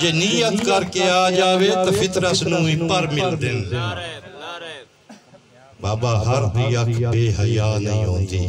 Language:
Punjabi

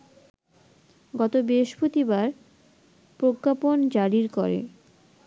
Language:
Bangla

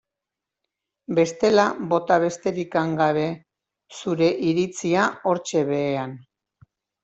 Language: Basque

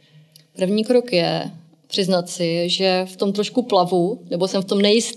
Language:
Czech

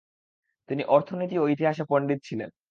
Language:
Bangla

